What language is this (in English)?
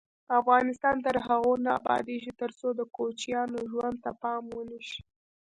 Pashto